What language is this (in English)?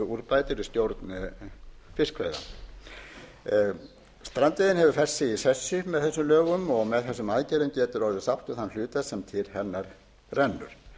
Icelandic